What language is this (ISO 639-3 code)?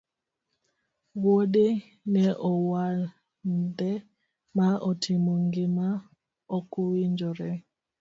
luo